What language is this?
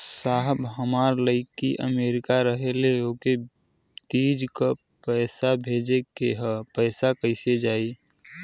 Bhojpuri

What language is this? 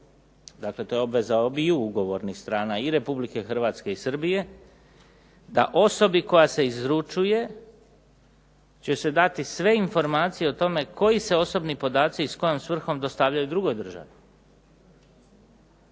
Croatian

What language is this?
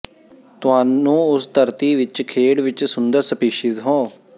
Punjabi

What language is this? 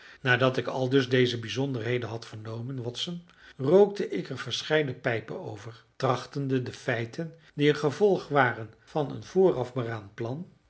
Dutch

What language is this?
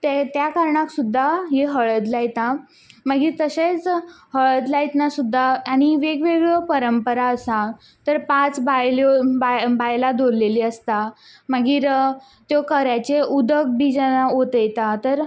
Konkani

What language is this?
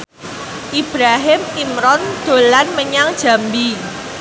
Javanese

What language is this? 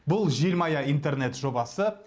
Kazakh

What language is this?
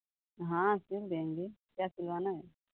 Hindi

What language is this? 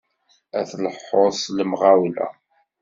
Kabyle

